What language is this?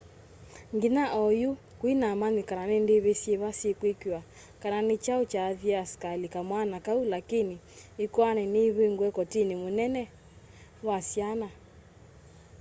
Kamba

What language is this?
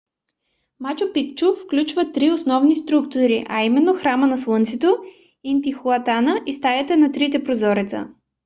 Bulgarian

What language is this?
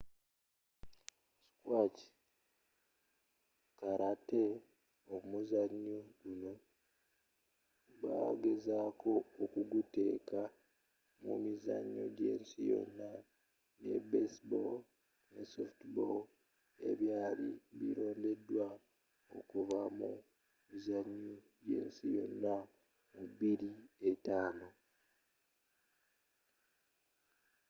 Ganda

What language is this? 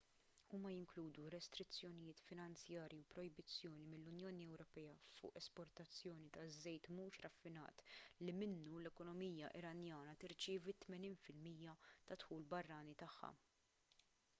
Maltese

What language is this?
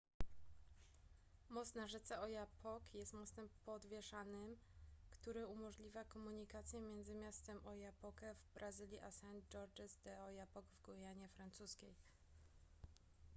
Polish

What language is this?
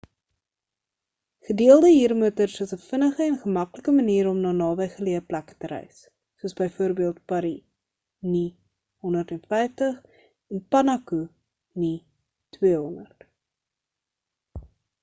Afrikaans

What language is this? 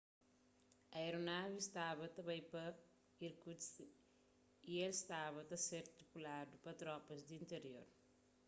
Kabuverdianu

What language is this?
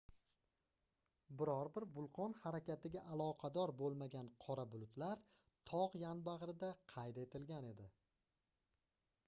Uzbek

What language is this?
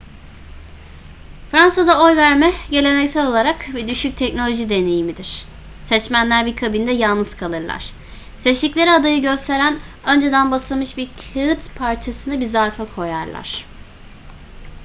Turkish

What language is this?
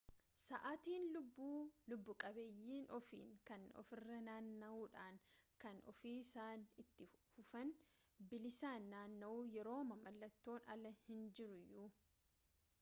Oromo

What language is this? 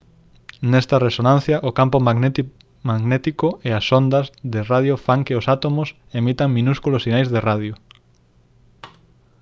Galician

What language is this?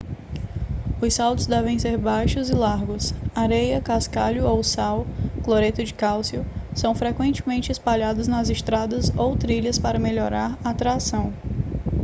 Portuguese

